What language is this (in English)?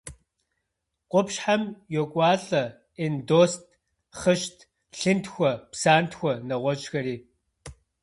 Kabardian